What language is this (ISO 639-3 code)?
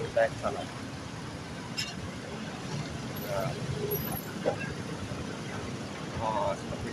ind